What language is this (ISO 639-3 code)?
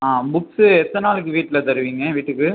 tam